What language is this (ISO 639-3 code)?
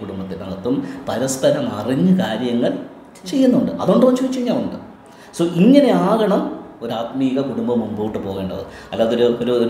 mal